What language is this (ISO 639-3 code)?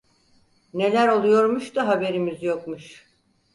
tur